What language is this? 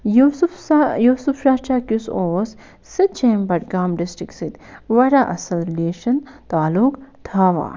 Kashmiri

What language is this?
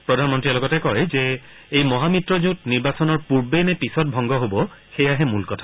Assamese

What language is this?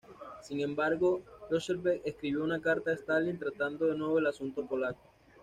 Spanish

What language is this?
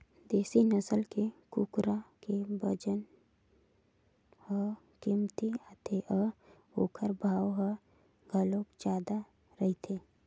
Chhattisgarhi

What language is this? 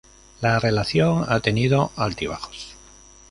Spanish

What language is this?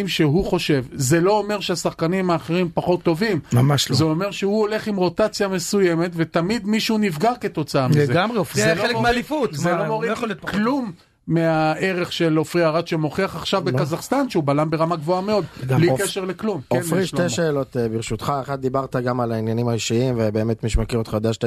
Hebrew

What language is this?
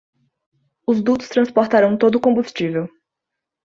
Portuguese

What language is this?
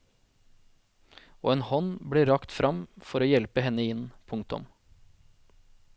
Norwegian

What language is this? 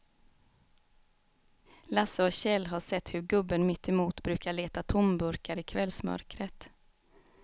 Swedish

